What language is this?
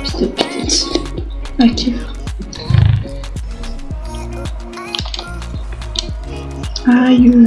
French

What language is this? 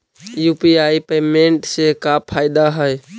Magahi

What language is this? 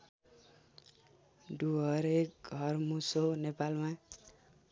Nepali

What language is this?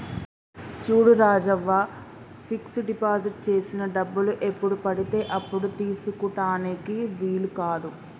Telugu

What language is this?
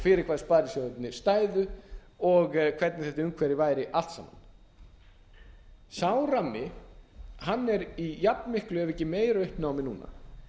Icelandic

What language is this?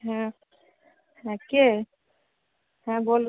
Bangla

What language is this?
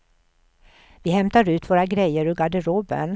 Swedish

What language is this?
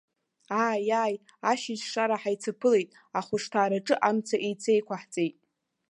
Abkhazian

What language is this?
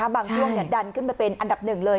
Thai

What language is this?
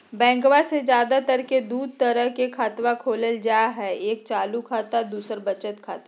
Magahi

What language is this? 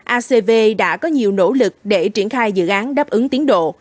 Vietnamese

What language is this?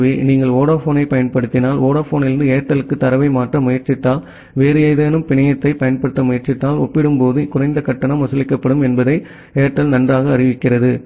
Tamil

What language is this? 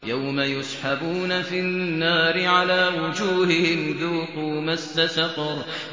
Arabic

